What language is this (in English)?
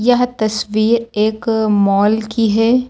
Hindi